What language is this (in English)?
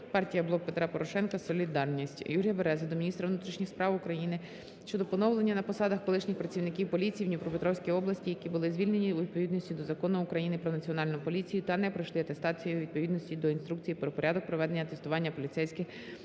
Ukrainian